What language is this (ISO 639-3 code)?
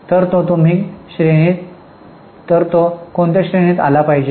mar